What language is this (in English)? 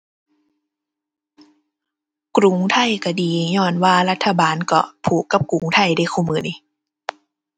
Thai